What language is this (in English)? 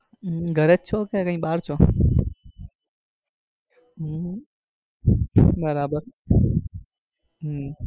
Gujarati